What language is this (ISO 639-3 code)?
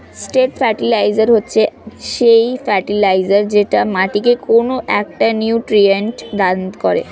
ben